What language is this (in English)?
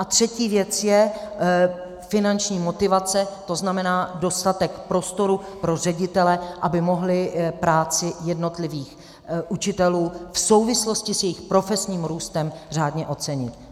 Czech